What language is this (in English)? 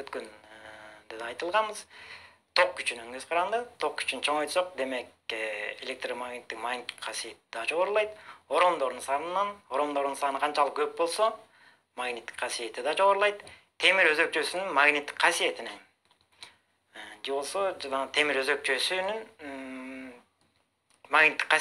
Turkish